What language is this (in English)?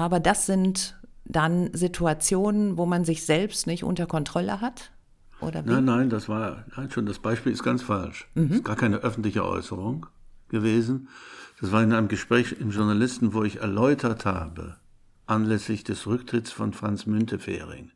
German